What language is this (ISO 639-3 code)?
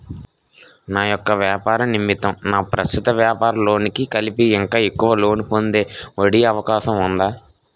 tel